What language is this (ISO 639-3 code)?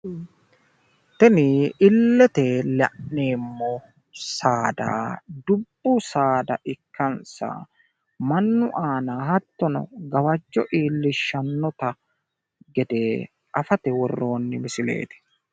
sid